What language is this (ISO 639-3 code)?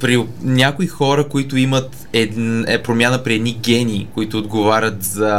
bul